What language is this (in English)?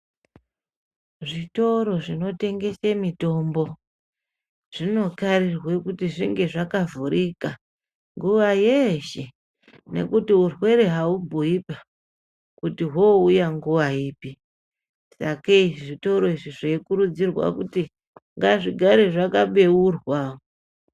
Ndau